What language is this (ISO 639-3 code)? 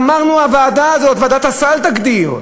heb